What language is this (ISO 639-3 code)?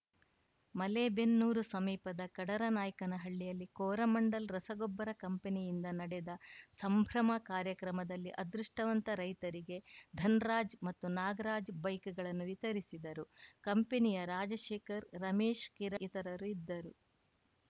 kan